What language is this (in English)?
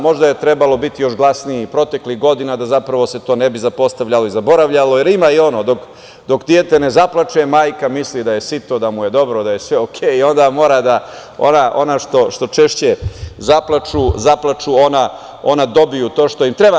Serbian